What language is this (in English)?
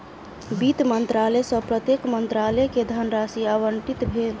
Maithili